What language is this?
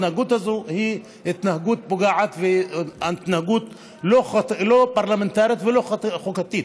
Hebrew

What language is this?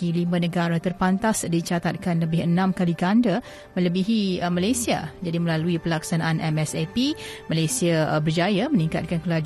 Malay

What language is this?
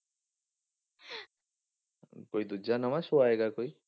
Punjabi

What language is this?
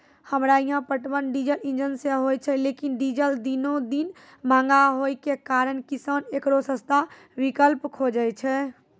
Maithili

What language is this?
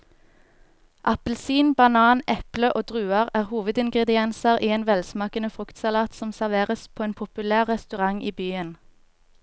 Norwegian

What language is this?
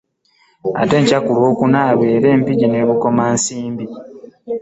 Ganda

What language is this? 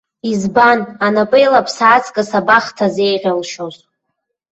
Abkhazian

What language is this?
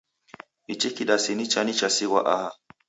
Taita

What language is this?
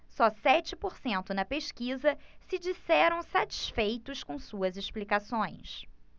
Portuguese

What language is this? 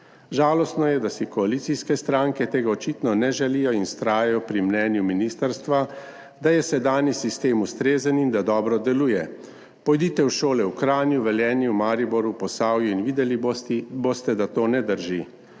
Slovenian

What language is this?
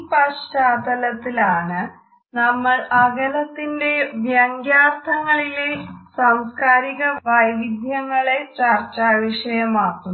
Malayalam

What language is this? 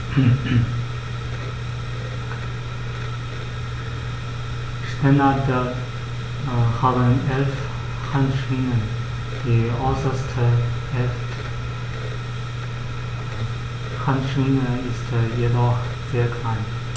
German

